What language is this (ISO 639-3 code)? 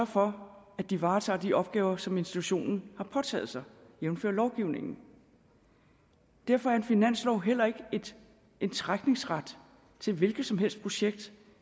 dan